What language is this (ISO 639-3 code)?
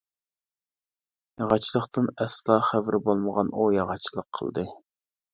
uig